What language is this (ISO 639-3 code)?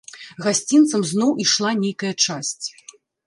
bel